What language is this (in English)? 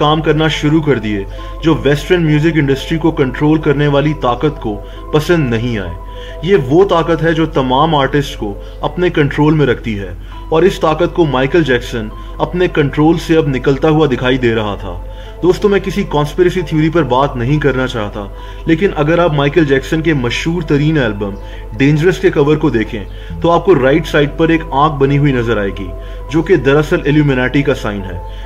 Hindi